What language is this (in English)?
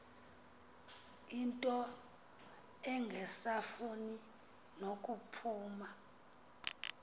Xhosa